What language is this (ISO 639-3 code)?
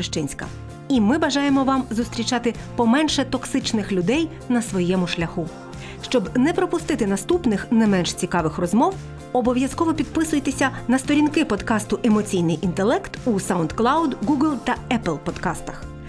ukr